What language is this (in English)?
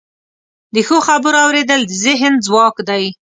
Pashto